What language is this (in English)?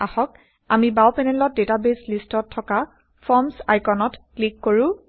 Assamese